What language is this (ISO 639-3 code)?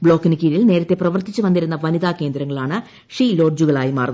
mal